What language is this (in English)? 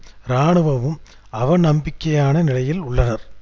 Tamil